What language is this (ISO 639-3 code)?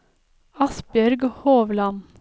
nor